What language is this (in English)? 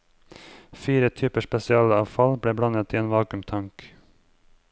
Norwegian